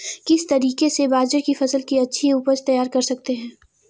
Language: Hindi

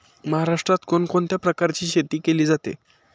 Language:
Marathi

